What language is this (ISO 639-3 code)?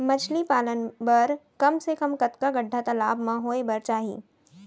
hne